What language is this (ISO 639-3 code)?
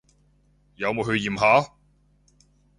yue